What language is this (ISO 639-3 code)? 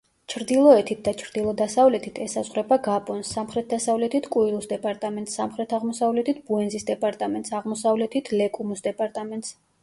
kat